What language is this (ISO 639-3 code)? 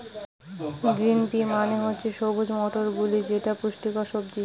ben